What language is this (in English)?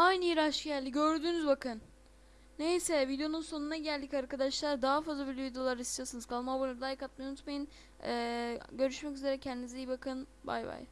Turkish